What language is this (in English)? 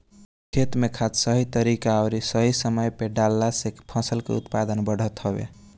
Bhojpuri